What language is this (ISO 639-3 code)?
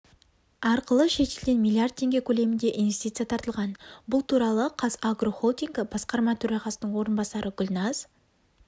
kaz